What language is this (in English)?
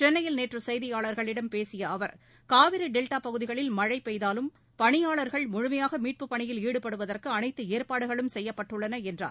Tamil